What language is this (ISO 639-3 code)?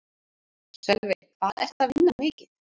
isl